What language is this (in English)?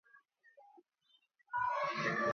Sansi